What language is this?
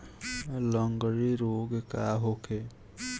Bhojpuri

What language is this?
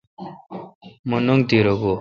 Kalkoti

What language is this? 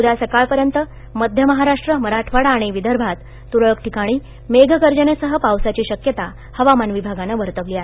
Marathi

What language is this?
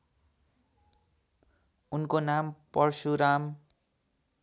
Nepali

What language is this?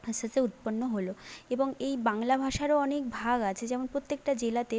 Bangla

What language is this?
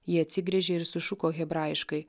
Lithuanian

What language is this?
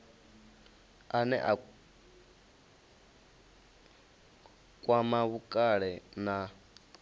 Venda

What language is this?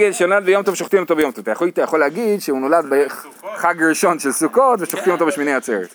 Hebrew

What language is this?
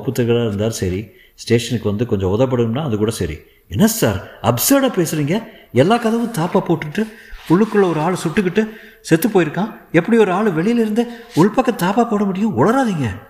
Tamil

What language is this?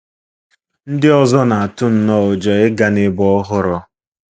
Igbo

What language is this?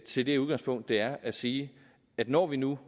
Danish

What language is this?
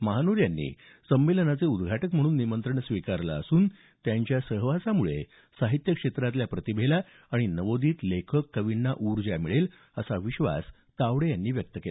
Marathi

